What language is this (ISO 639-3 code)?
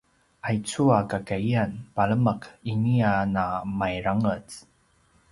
pwn